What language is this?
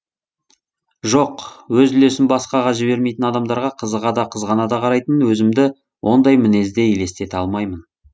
Kazakh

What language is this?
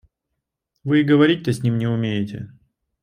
Russian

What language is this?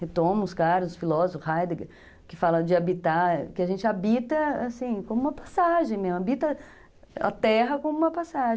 Portuguese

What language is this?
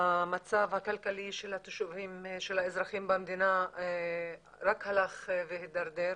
Hebrew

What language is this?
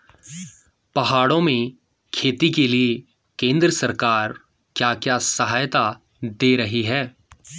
Hindi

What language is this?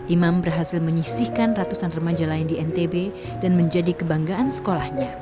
Indonesian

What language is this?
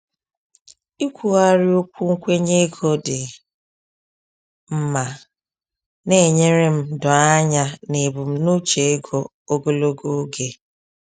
Igbo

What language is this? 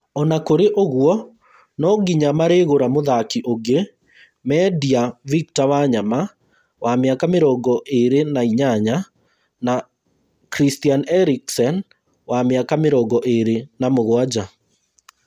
Kikuyu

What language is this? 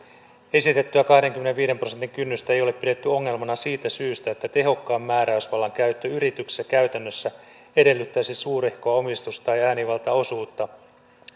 Finnish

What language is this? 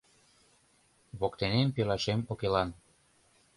Mari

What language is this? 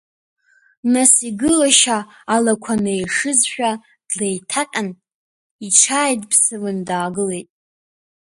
Abkhazian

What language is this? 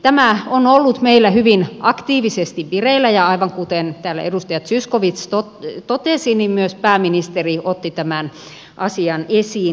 Finnish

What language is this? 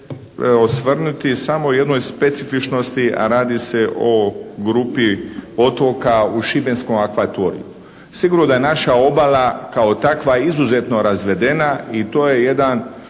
Croatian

